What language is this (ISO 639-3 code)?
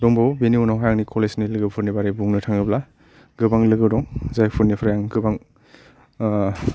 brx